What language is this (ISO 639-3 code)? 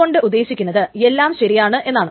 mal